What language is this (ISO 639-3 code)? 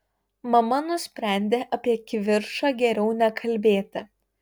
lit